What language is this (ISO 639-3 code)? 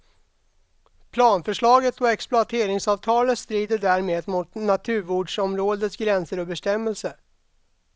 swe